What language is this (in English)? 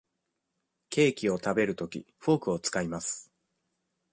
Japanese